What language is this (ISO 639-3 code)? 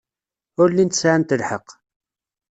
kab